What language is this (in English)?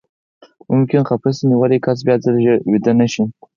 Pashto